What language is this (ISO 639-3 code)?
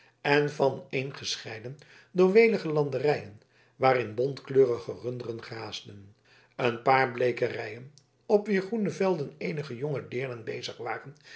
nld